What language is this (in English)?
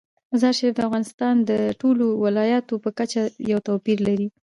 Pashto